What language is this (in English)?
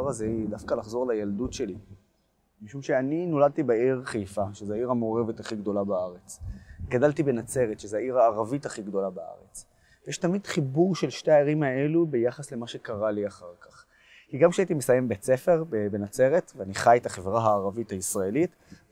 Hebrew